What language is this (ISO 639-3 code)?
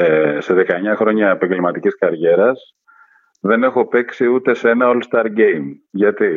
ell